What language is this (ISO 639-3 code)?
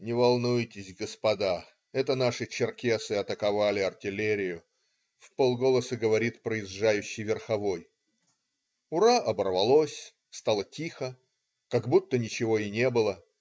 rus